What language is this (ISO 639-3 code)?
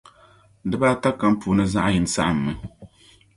dag